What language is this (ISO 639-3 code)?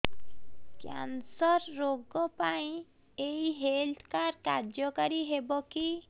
ori